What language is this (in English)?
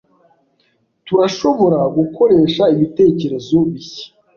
Kinyarwanda